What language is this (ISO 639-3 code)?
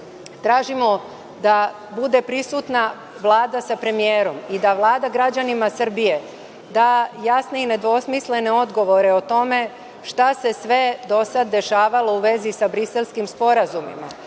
srp